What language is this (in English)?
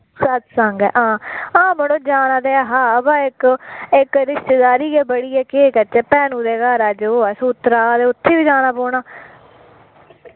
Dogri